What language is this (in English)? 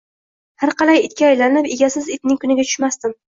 Uzbek